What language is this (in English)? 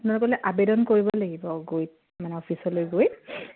Assamese